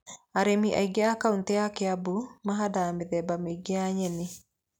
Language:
Kikuyu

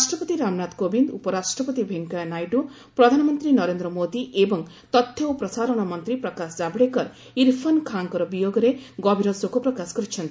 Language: Odia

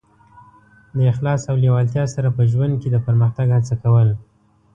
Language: Pashto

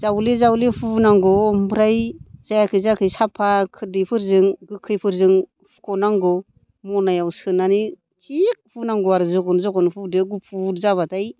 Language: Bodo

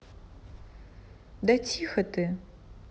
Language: Russian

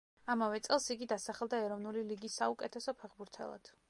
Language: Georgian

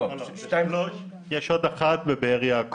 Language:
Hebrew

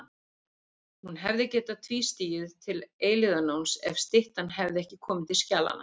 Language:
Icelandic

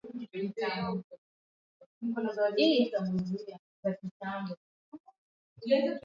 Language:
Swahili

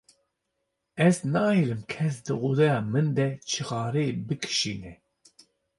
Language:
Kurdish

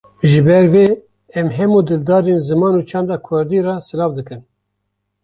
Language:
Kurdish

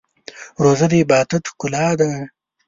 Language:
Pashto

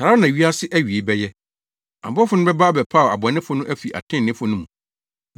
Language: Akan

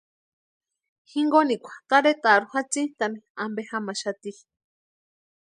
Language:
Western Highland Purepecha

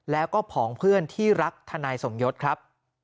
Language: Thai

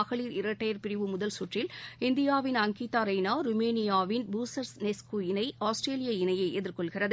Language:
Tamil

